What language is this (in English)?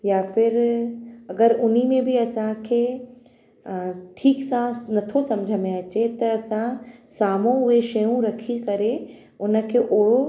Sindhi